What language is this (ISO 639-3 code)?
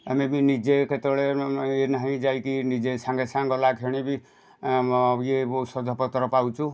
ori